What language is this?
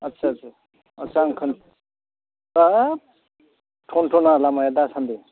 Bodo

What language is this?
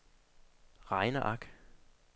Danish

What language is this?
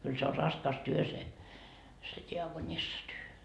Finnish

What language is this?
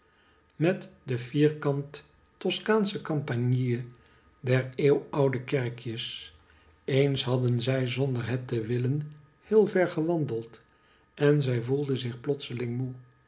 Dutch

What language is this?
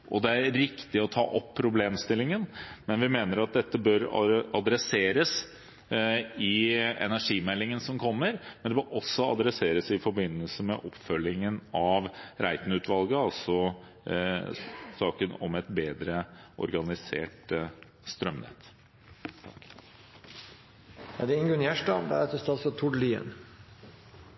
Norwegian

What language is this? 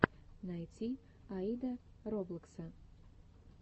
Russian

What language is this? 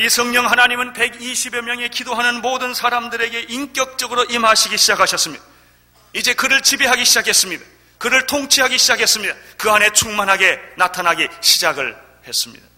Korean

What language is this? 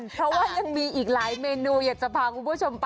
Thai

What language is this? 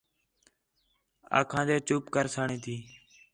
Khetrani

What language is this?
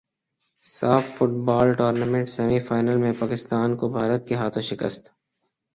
Urdu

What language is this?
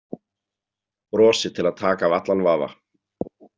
Icelandic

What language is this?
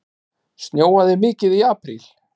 Icelandic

